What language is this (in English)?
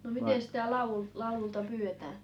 Finnish